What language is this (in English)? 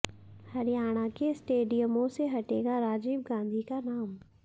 Hindi